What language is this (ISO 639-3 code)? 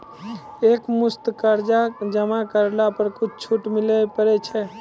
mai